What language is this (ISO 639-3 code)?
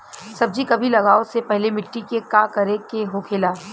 bho